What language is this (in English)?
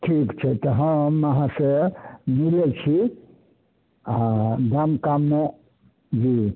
Maithili